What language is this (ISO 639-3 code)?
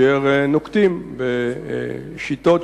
heb